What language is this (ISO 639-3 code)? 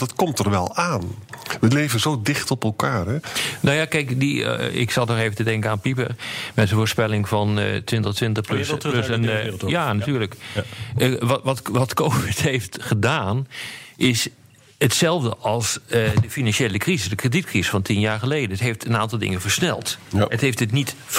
nld